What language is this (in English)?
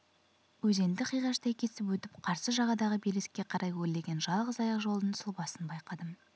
Kazakh